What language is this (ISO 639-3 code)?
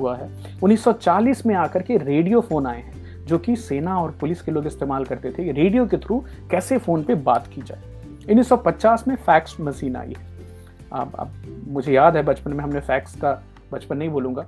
hin